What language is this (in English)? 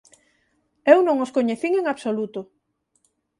Galician